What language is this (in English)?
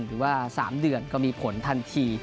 Thai